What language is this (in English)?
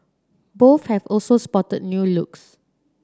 English